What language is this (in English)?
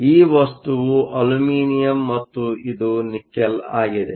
Kannada